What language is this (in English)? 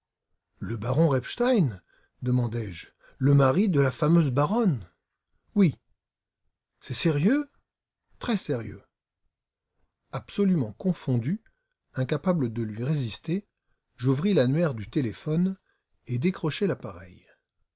French